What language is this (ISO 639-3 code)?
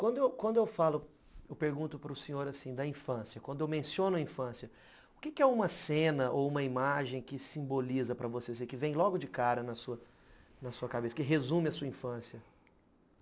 por